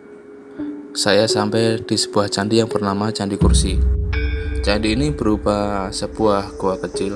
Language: Indonesian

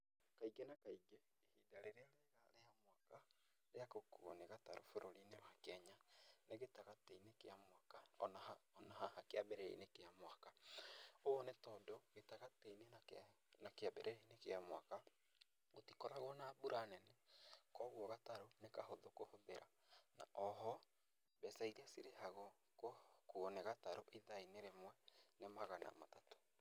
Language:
Kikuyu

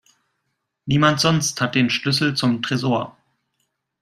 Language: German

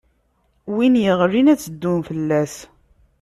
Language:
Kabyle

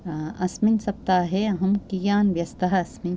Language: Sanskrit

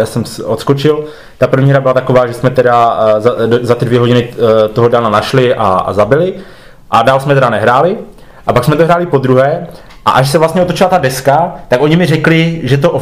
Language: Czech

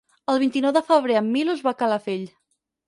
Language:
Catalan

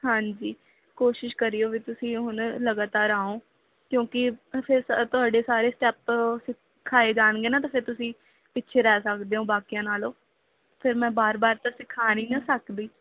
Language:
Punjabi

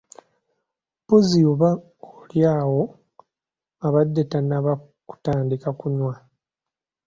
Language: Ganda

